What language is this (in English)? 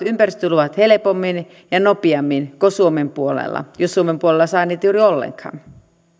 Finnish